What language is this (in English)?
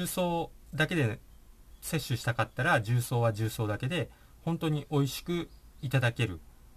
Japanese